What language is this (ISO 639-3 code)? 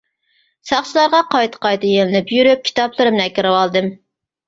uig